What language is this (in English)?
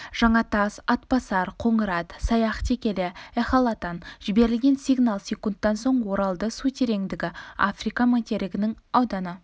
Kazakh